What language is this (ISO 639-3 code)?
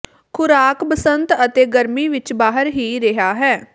pan